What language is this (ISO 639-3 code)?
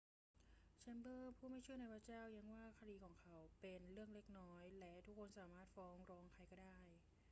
tha